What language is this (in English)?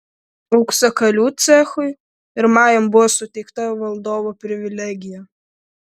Lithuanian